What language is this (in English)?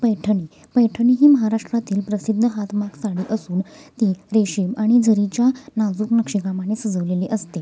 Marathi